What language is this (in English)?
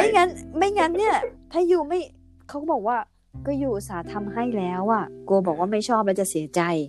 Thai